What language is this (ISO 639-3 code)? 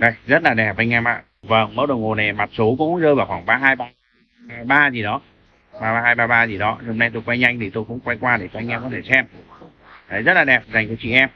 vie